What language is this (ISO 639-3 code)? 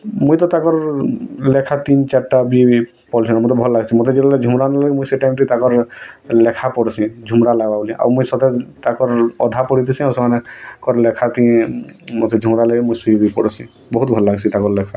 ori